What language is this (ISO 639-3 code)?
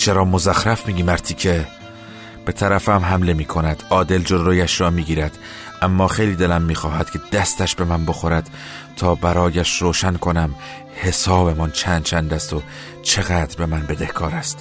fas